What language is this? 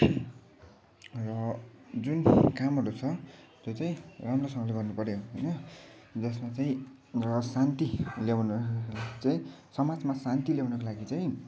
Nepali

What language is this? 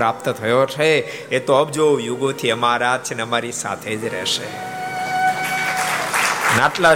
Gujarati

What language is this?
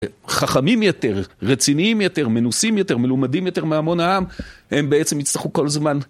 Hebrew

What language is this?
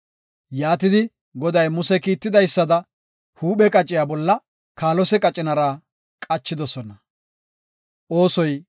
Gofa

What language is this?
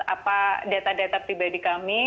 Indonesian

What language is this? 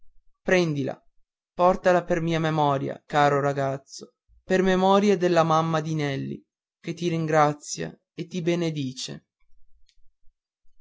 Italian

